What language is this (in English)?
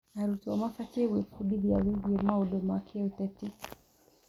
Kikuyu